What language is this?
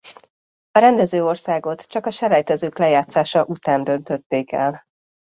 Hungarian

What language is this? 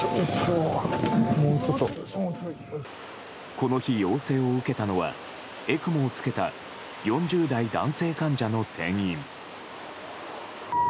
Japanese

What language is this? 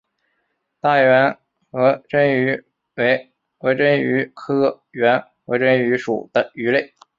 Chinese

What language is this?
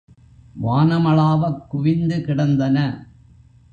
Tamil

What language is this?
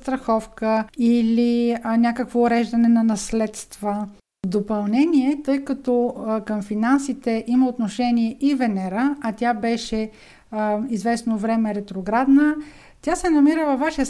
Bulgarian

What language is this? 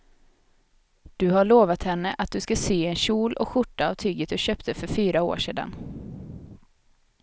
Swedish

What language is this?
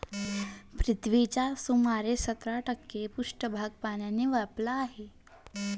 Marathi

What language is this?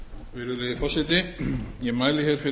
Icelandic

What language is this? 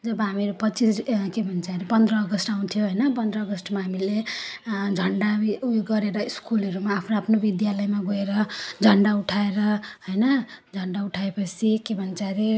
Nepali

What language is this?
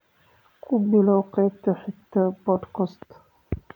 Somali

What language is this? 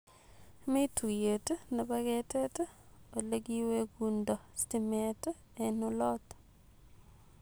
Kalenjin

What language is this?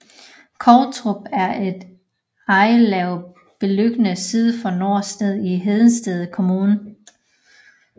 Danish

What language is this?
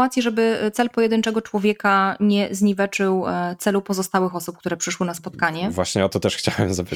Polish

